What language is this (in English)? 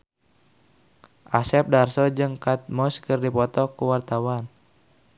Sundanese